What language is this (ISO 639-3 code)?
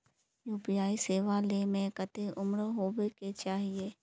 mag